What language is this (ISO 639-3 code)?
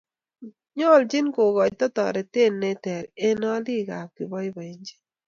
kln